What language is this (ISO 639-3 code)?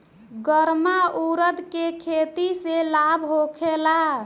bho